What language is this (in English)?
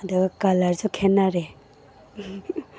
Manipuri